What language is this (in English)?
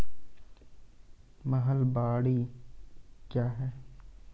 Maithili